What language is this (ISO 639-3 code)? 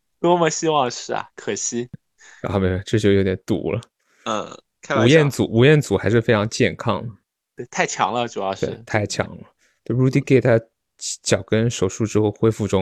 zho